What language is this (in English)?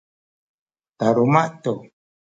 Sakizaya